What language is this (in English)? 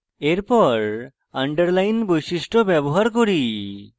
Bangla